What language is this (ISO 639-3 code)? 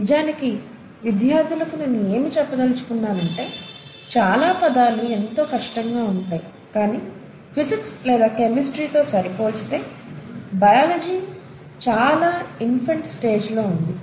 tel